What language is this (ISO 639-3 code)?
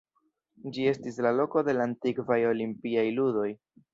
epo